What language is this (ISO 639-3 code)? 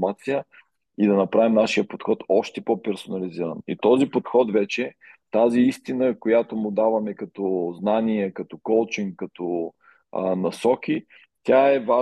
bul